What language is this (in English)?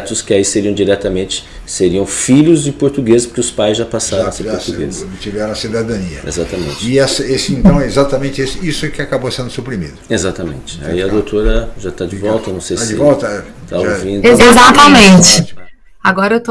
Portuguese